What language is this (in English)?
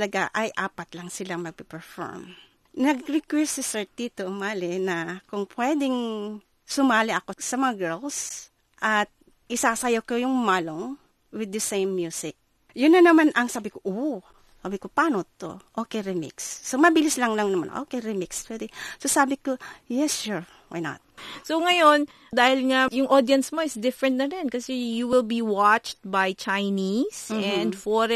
Filipino